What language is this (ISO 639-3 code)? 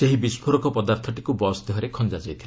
ori